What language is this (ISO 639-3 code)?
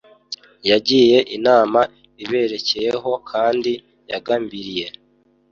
kin